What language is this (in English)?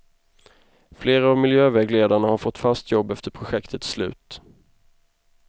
Swedish